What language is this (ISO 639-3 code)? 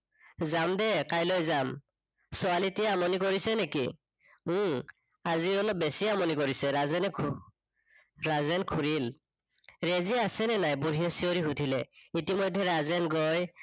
asm